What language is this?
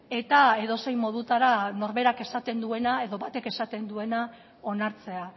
Basque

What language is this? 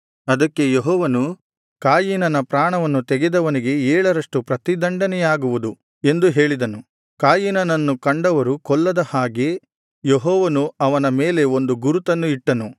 Kannada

